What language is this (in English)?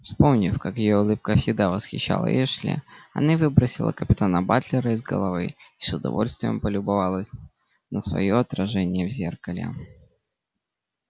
Russian